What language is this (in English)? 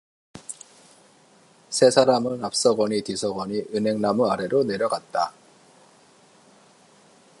Korean